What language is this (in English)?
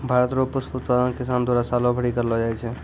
Maithili